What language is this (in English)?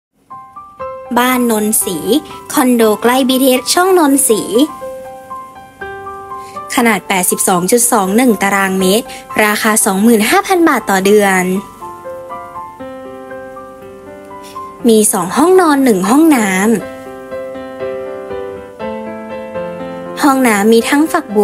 Thai